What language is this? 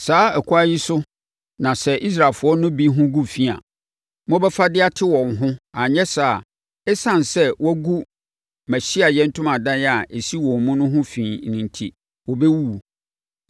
Akan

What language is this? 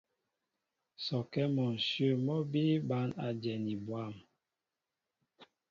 Mbo (Cameroon)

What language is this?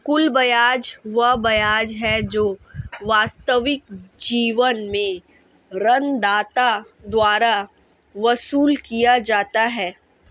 Hindi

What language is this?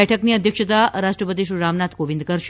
Gujarati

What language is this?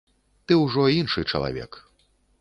Belarusian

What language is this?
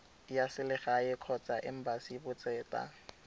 Tswana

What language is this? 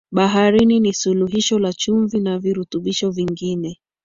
Swahili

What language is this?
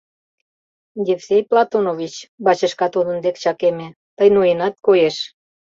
Mari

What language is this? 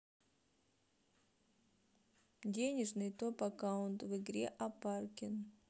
Russian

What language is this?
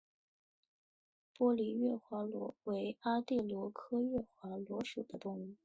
Chinese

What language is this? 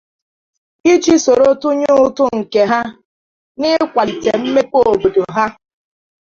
Igbo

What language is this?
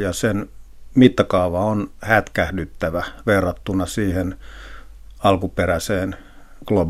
Finnish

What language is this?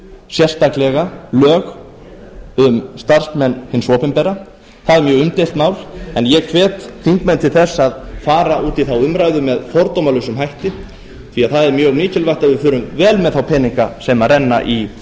Icelandic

